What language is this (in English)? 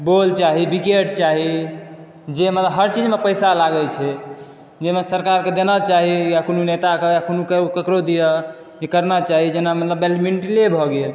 Maithili